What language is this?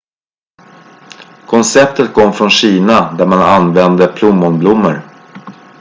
Swedish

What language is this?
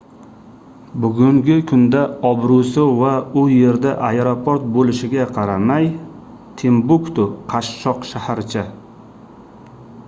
Uzbek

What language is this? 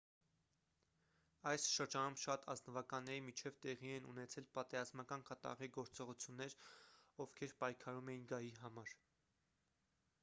Armenian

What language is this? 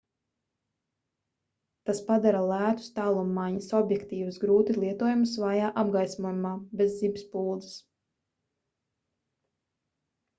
Latvian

